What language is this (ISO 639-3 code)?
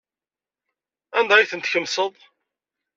kab